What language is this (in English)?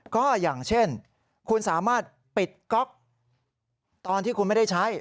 Thai